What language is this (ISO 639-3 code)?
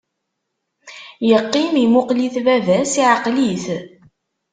kab